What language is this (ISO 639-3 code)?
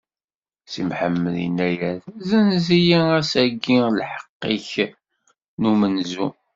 kab